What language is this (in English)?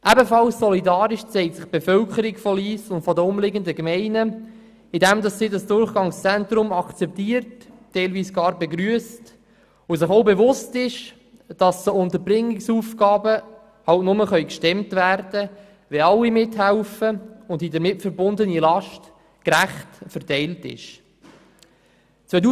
Swiss German